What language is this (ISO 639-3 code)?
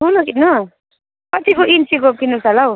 nep